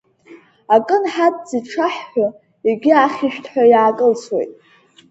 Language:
Abkhazian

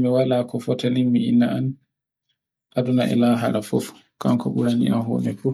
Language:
Borgu Fulfulde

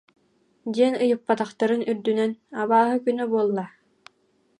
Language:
Yakut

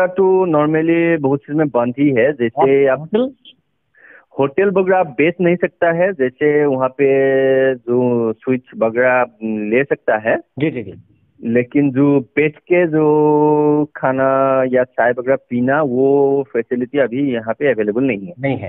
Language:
Indonesian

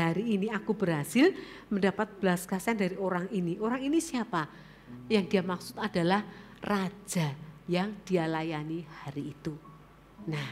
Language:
Indonesian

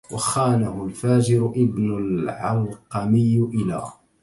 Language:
Arabic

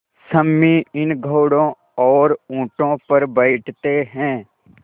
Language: Hindi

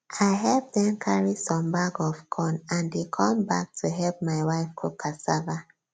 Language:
Nigerian Pidgin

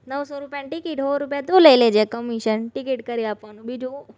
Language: Gujarati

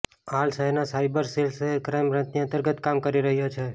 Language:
Gujarati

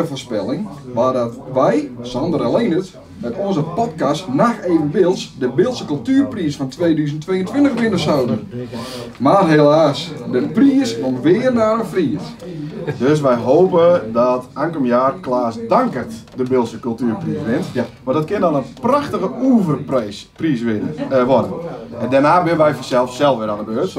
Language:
Dutch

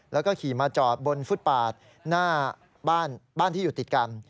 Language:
Thai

